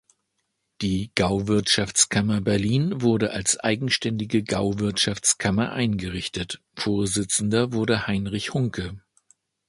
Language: German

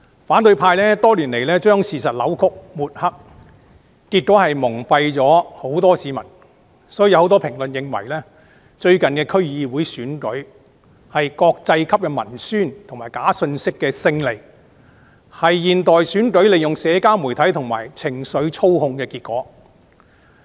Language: Cantonese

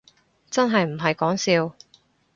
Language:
Cantonese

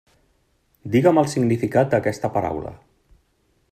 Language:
Catalan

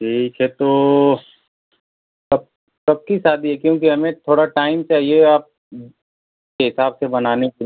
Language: Hindi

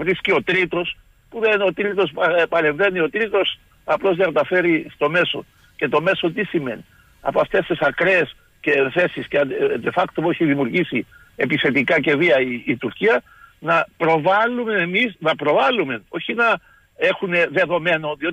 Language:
Greek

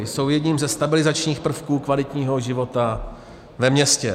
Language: Czech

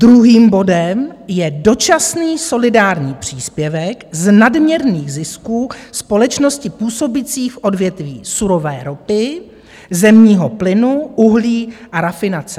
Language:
Czech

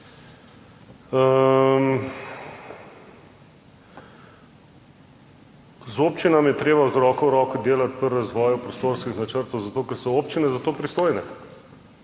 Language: Slovenian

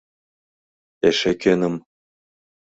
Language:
Mari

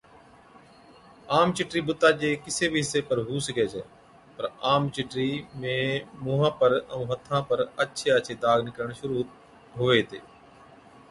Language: Od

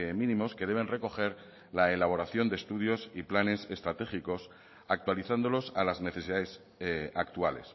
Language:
Spanish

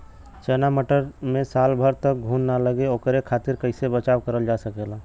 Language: Bhojpuri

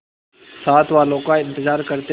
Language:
Hindi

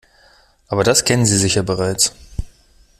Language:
German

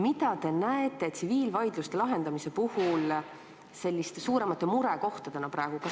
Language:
Estonian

